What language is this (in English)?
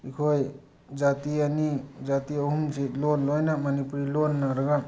Manipuri